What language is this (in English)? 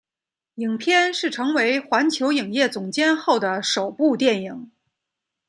Chinese